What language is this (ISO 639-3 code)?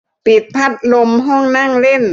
tha